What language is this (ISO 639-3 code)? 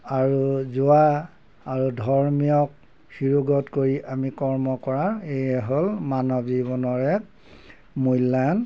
asm